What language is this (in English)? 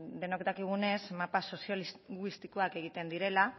Basque